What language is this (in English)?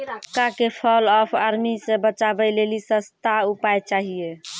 Maithili